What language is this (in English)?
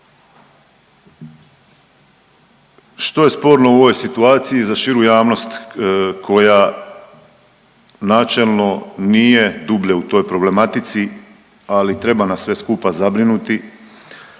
Croatian